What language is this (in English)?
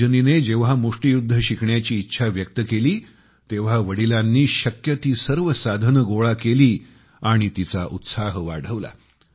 Marathi